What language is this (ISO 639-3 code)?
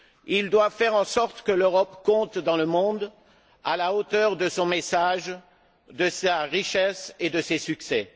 fra